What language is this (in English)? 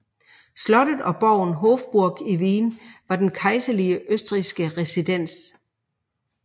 Danish